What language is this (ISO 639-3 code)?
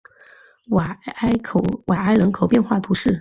zho